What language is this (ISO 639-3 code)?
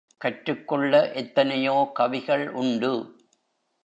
tam